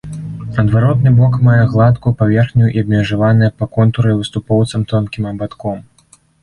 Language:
Belarusian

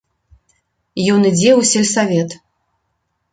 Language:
Belarusian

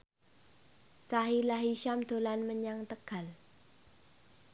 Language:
Javanese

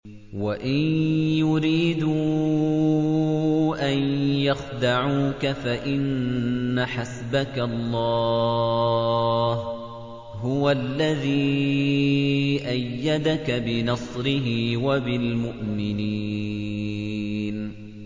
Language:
Arabic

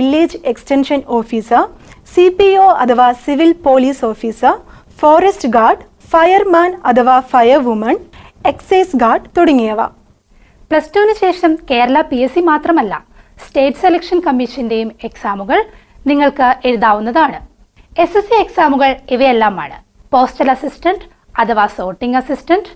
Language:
Malayalam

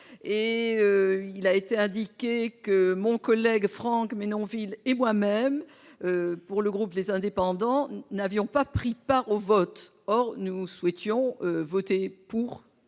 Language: French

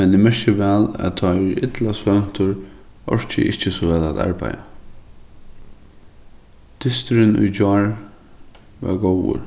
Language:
Faroese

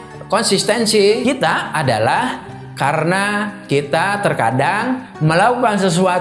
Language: Indonesian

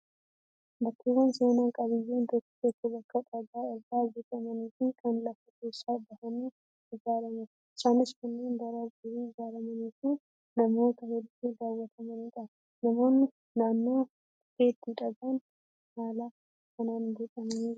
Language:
Oromo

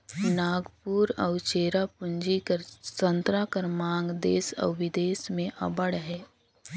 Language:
Chhattisgarhi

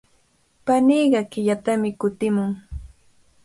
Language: Cajatambo North Lima Quechua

